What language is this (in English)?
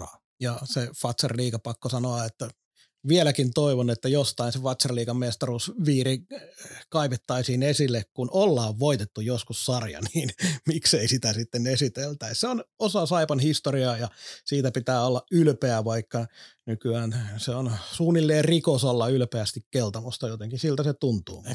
Finnish